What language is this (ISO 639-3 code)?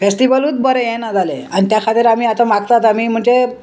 kok